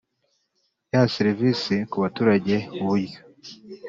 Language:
Kinyarwanda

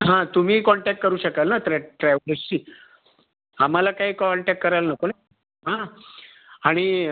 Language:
Marathi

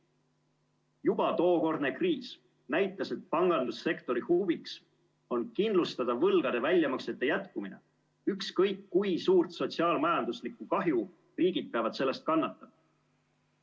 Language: Estonian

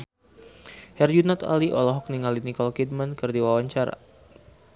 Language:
Sundanese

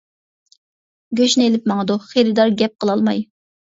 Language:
Uyghur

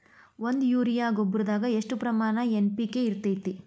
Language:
Kannada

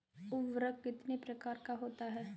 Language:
Hindi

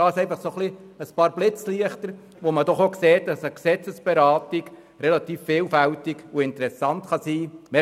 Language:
Swiss German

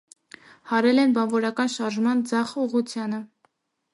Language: Armenian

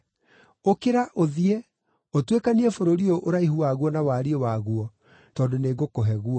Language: Kikuyu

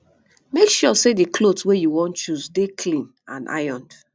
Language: Nigerian Pidgin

